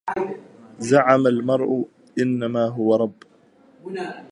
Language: Arabic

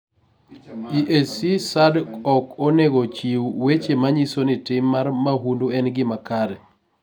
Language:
Luo (Kenya and Tanzania)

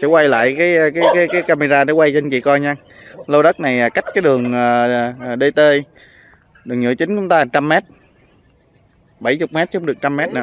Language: Vietnamese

